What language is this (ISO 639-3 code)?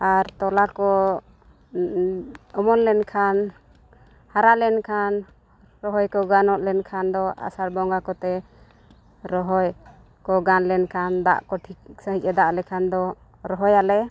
sat